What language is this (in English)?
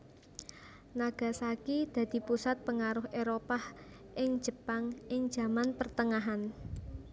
Javanese